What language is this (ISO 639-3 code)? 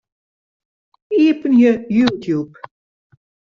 fry